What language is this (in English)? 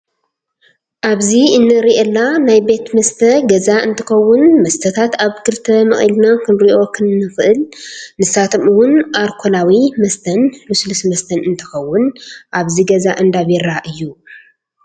Tigrinya